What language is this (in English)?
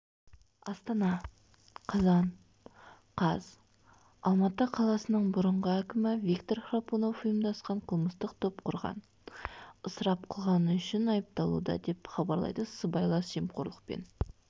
Kazakh